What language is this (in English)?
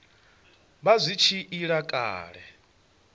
Venda